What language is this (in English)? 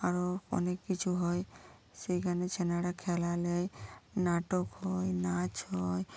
Bangla